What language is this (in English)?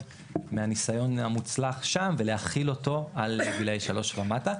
Hebrew